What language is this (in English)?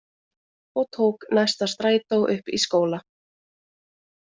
Icelandic